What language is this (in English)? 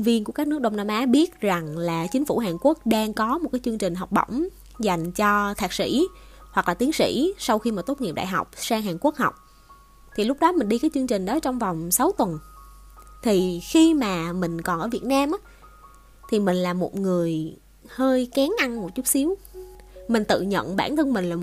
Vietnamese